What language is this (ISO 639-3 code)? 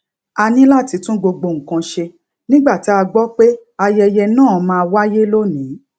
yor